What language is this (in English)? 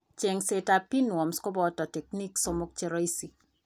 Kalenjin